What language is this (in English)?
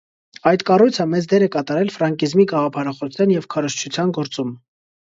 Armenian